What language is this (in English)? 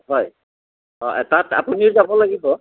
Assamese